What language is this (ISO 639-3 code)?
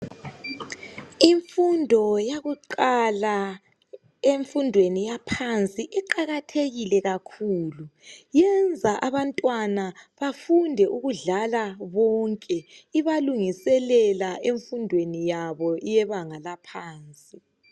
nde